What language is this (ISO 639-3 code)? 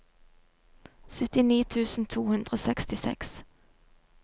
nor